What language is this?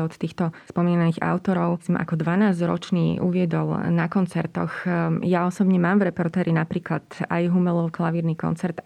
Slovak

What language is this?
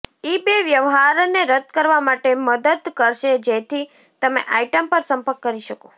Gujarati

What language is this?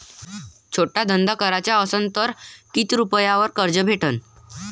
Marathi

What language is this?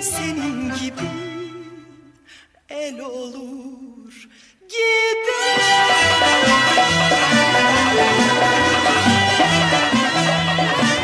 Turkish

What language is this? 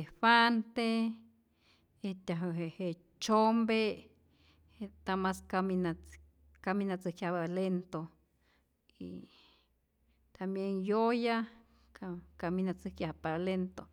Rayón Zoque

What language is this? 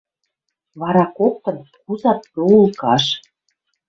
Western Mari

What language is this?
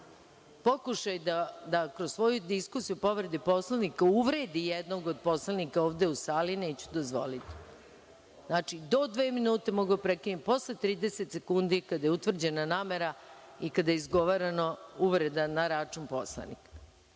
Serbian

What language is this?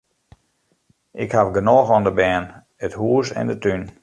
Western Frisian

